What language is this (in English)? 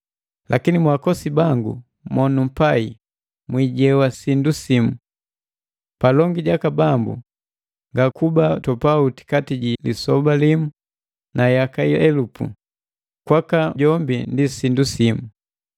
Matengo